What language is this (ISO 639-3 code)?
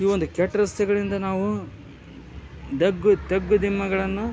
kan